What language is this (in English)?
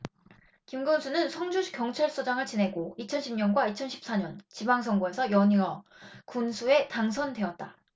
Korean